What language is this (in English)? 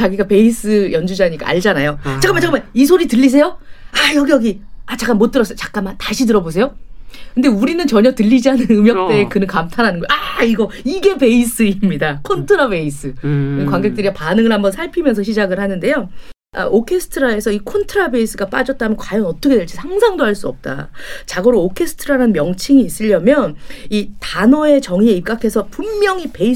Korean